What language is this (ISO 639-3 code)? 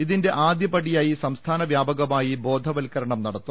mal